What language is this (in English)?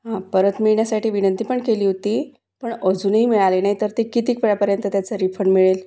Marathi